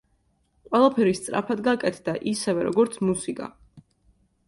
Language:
Georgian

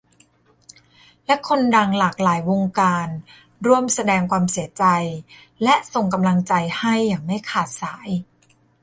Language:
Thai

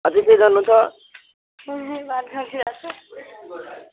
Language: Nepali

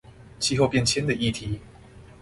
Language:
Chinese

